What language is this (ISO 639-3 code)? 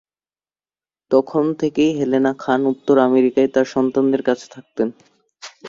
ben